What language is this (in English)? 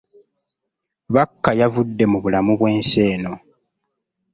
Ganda